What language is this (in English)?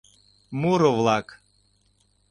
Mari